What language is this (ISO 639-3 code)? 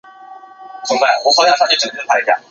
zho